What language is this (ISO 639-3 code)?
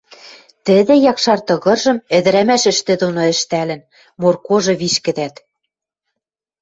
mrj